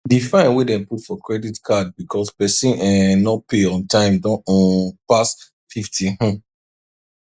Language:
Nigerian Pidgin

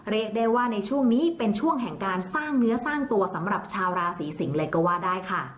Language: Thai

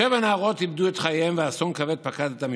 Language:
Hebrew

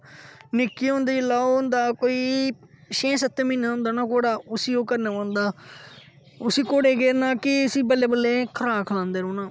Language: Dogri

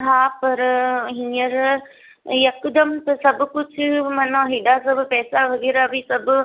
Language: Sindhi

